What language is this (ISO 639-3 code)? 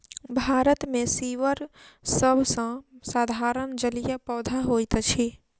mai